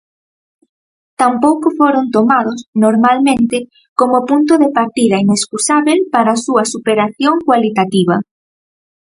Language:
Galician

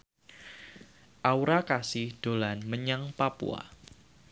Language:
Javanese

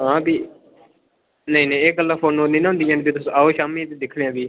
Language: Dogri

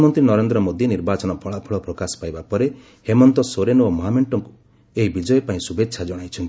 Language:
Odia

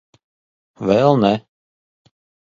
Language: Latvian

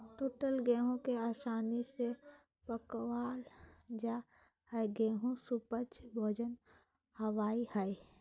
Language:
Magahi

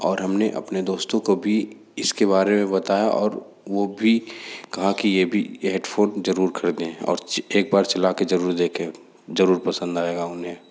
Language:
Hindi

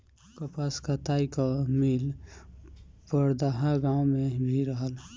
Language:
Bhojpuri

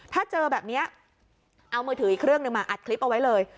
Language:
Thai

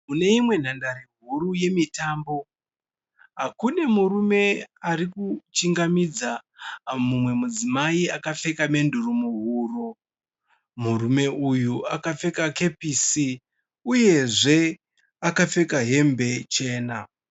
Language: Shona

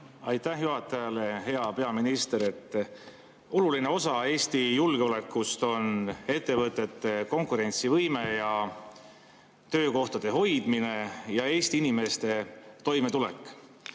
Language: Estonian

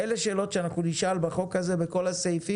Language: Hebrew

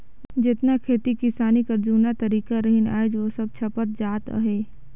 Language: Chhattisgarhi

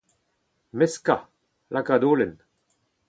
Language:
Breton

